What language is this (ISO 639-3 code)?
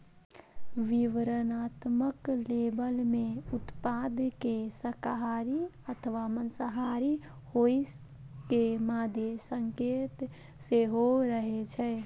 mai